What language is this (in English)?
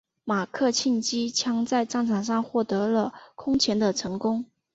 Chinese